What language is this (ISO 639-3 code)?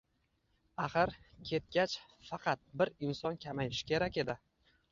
uzb